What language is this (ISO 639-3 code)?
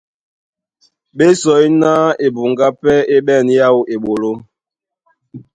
dua